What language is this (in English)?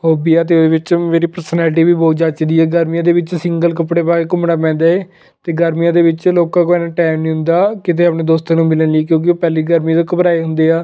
Punjabi